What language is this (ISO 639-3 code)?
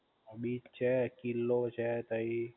guj